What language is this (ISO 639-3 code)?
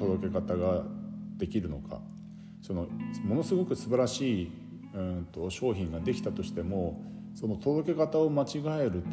jpn